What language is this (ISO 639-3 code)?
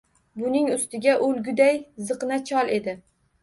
uzb